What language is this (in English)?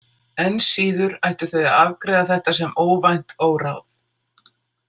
Icelandic